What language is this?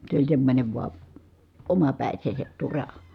Finnish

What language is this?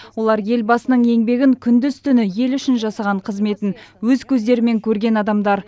Kazakh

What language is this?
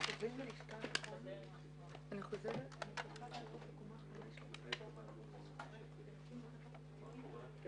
Hebrew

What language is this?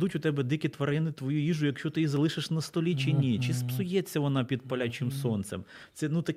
Ukrainian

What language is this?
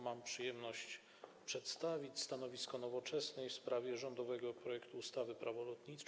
Polish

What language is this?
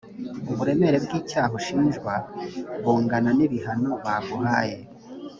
Kinyarwanda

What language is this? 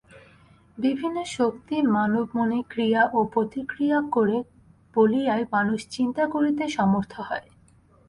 Bangla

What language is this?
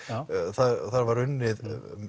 Icelandic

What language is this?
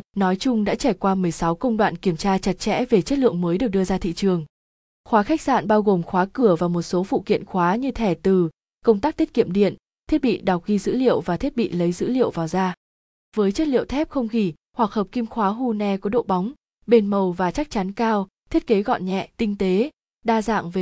Vietnamese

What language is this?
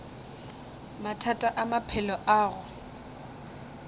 Northern Sotho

